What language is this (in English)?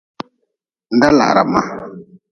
Nawdm